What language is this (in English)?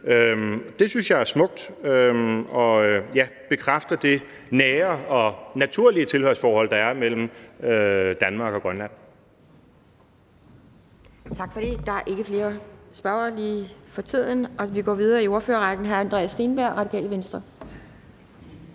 Danish